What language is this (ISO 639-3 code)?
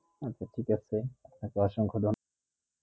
ben